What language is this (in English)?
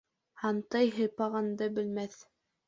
Bashkir